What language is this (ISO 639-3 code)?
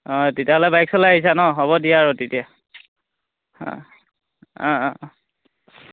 asm